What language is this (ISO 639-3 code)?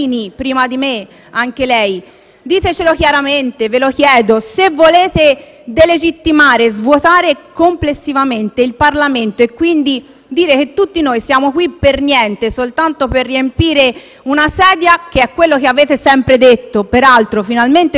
ita